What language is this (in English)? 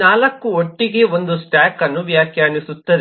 Kannada